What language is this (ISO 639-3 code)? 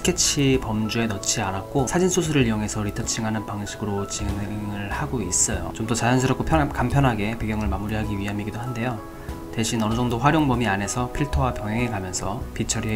kor